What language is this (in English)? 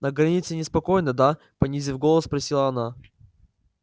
Russian